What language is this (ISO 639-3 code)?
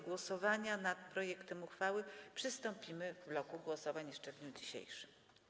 pol